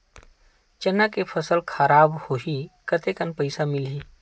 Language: Chhattisgarhi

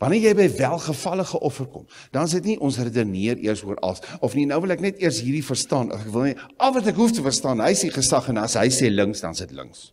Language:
Dutch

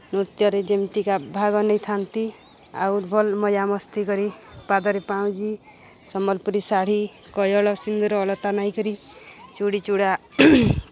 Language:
Odia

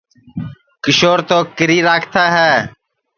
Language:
Sansi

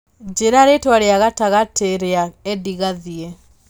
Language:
Kikuyu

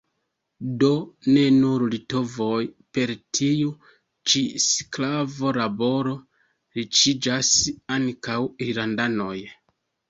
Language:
Esperanto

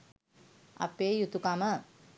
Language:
Sinhala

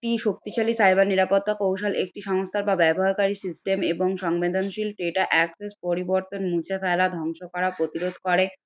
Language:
Bangla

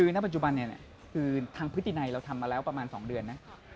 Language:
Thai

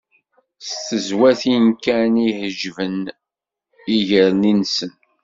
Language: Kabyle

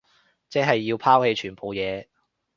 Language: Cantonese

